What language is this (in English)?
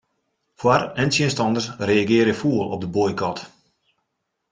Western Frisian